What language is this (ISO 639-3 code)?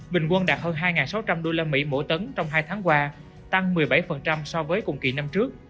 vie